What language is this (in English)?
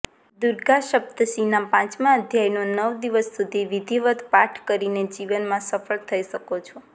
Gujarati